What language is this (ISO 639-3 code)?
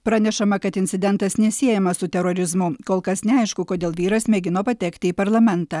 lit